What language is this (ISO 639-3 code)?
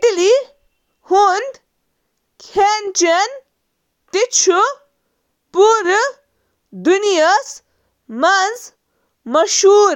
kas